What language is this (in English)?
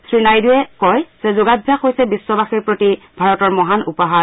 Assamese